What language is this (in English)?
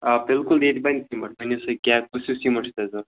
Kashmiri